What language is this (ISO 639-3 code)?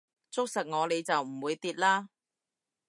yue